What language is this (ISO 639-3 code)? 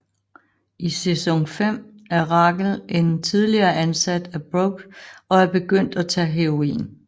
dan